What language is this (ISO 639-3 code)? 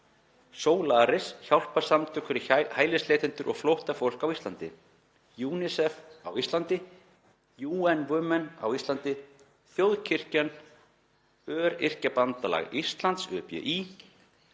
isl